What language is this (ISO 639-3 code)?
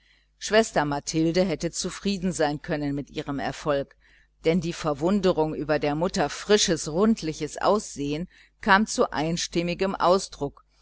deu